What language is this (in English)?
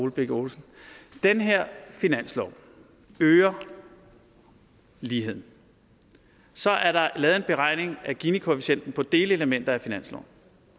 Danish